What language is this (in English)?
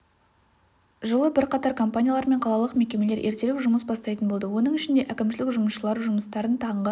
Kazakh